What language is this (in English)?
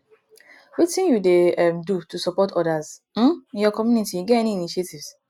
Nigerian Pidgin